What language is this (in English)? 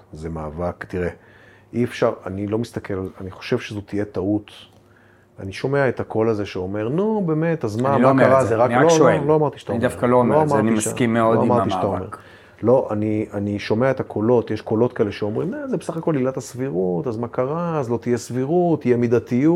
Hebrew